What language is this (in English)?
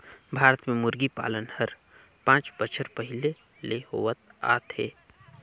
Chhattisgarhi